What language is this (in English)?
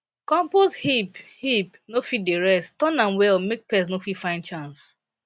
Nigerian Pidgin